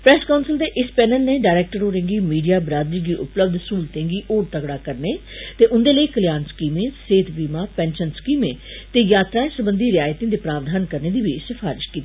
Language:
Dogri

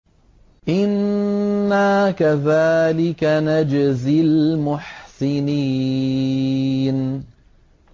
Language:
Arabic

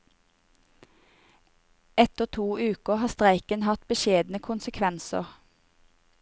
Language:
Norwegian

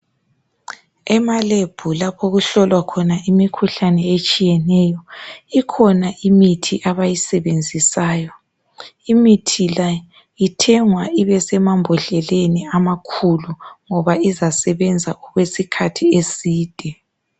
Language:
North Ndebele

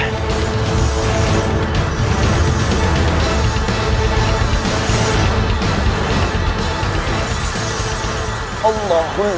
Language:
Indonesian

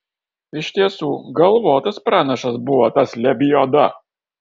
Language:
Lithuanian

